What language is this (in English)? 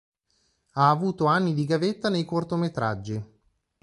Italian